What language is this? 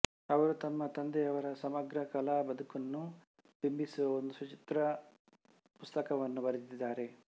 Kannada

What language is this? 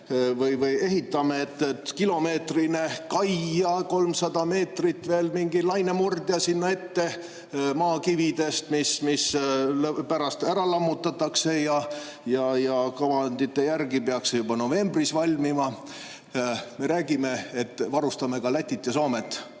Estonian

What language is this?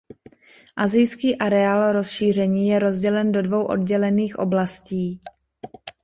Czech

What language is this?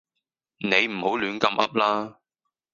Cantonese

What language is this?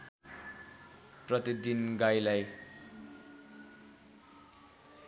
Nepali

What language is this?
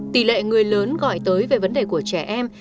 Vietnamese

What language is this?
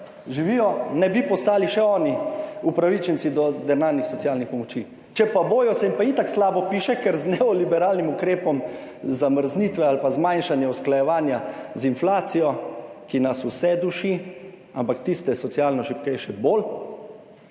Slovenian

